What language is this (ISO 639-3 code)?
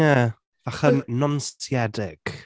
cym